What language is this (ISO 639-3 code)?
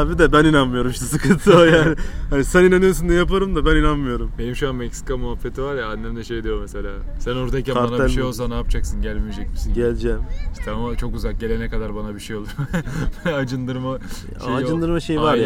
tur